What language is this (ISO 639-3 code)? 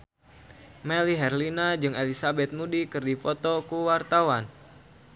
sun